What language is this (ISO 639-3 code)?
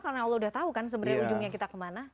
ind